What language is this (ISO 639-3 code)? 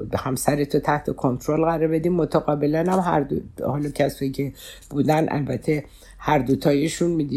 fas